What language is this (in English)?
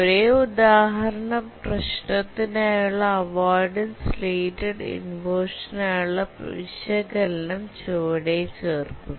Malayalam